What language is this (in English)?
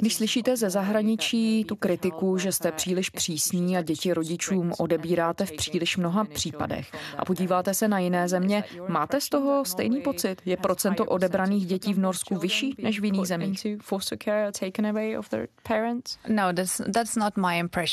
Czech